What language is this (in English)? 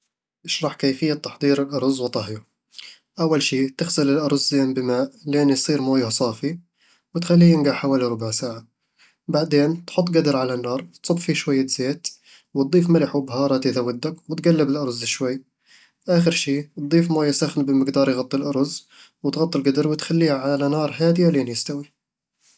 Eastern Egyptian Bedawi Arabic